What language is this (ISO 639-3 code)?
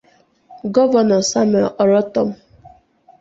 ibo